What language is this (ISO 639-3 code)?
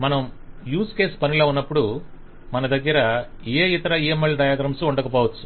tel